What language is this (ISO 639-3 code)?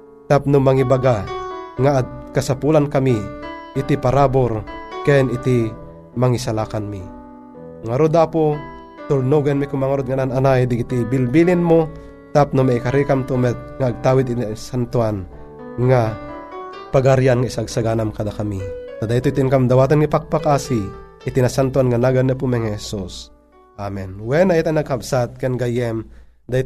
fil